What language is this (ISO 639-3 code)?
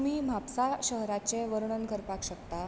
kok